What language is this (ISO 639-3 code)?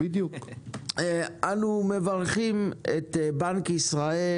heb